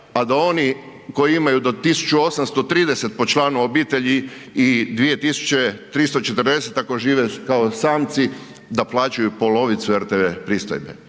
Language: Croatian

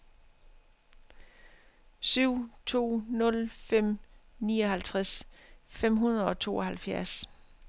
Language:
Danish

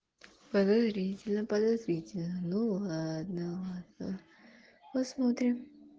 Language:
Russian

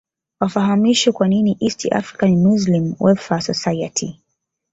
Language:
Swahili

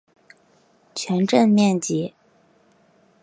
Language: Chinese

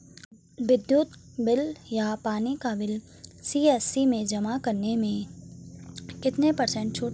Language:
Hindi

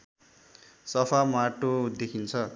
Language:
Nepali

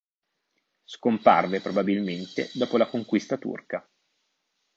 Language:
Italian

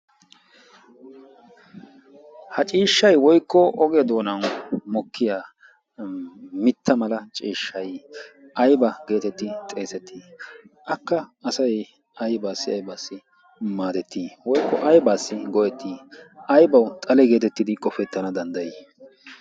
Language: Wolaytta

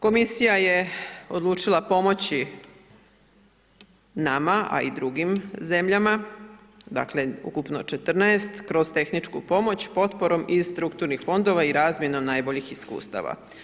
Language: Croatian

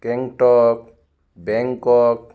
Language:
Assamese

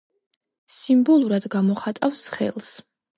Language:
Georgian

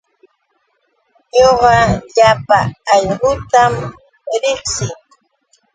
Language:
Yauyos Quechua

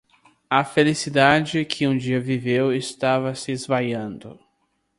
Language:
Portuguese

